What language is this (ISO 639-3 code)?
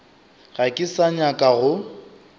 nso